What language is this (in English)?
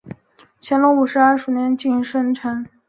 Chinese